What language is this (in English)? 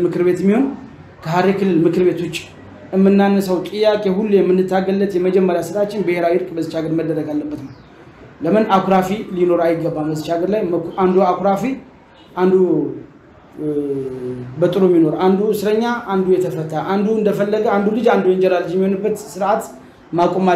Turkish